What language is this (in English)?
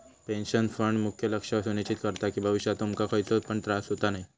Marathi